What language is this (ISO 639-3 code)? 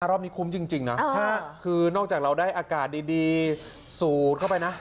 tha